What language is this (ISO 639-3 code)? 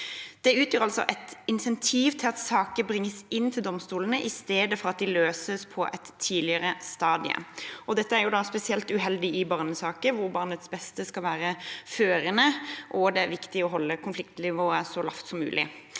nor